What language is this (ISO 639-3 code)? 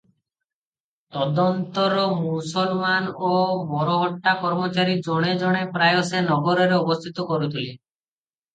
ori